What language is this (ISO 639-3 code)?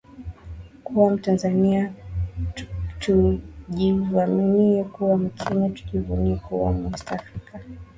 swa